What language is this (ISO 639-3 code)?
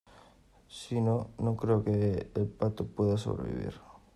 spa